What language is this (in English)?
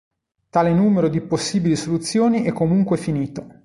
Italian